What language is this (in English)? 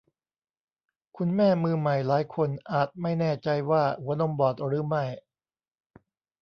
Thai